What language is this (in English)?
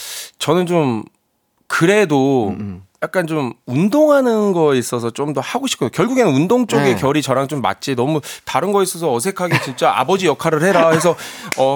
Korean